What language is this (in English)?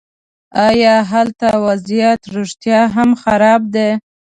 Pashto